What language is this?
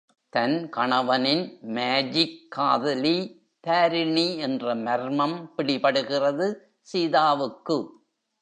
Tamil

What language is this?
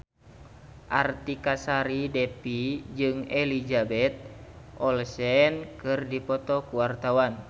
Sundanese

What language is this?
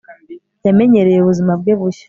Kinyarwanda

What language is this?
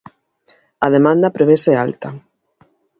Galician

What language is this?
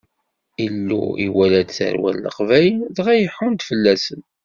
Kabyle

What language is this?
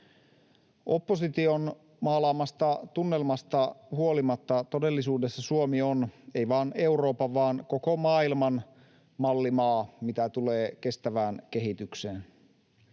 Finnish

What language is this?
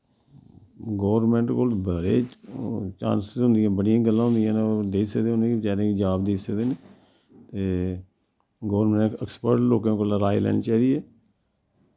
Dogri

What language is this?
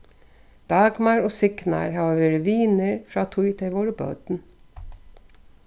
Faroese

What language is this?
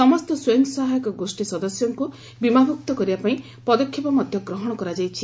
Odia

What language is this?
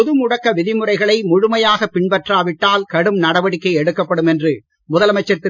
Tamil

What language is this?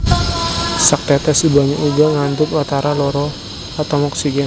Javanese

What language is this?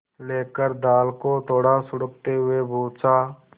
Hindi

